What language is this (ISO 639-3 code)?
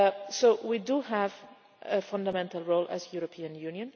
eng